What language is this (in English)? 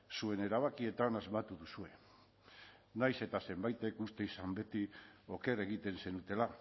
Basque